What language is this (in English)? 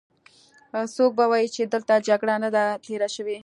Pashto